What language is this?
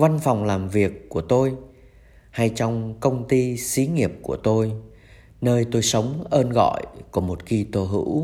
Vietnamese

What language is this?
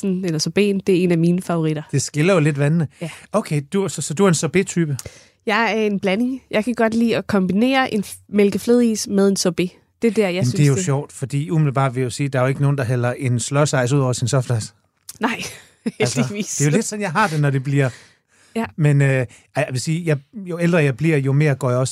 Danish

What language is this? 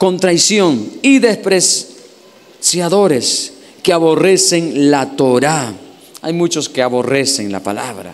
Spanish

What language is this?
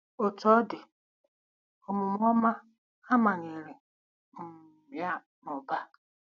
Igbo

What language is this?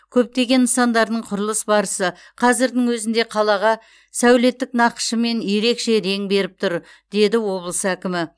Kazakh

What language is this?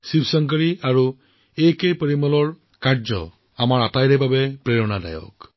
Assamese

